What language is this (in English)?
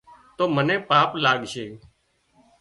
Wadiyara Koli